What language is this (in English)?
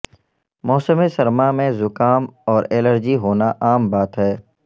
Urdu